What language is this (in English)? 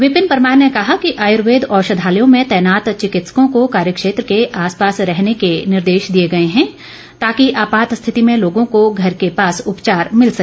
Hindi